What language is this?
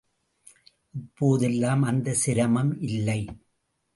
Tamil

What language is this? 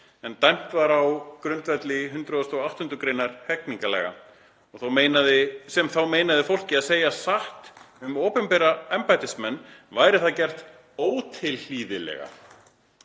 Icelandic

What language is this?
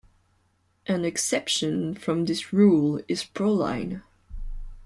English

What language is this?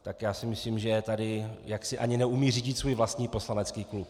Czech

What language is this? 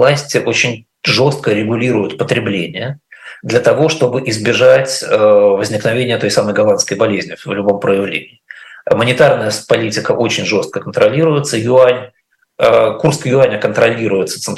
Russian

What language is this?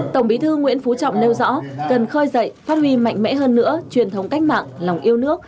Vietnamese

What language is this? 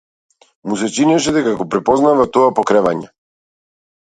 Macedonian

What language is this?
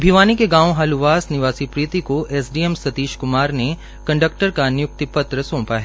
Hindi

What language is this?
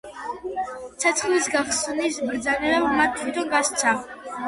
Georgian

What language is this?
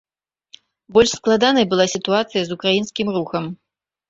Belarusian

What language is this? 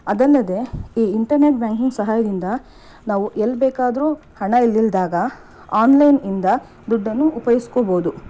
Kannada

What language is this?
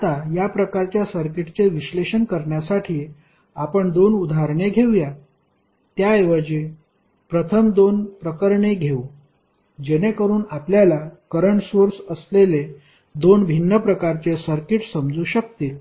Marathi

